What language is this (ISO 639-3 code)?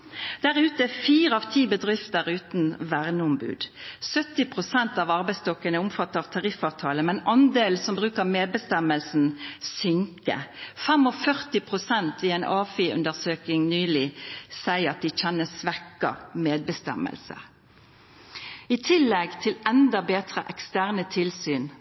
nno